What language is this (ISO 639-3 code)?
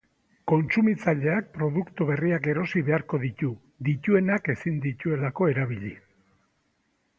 eus